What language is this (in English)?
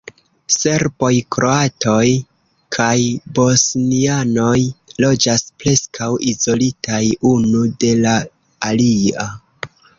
Esperanto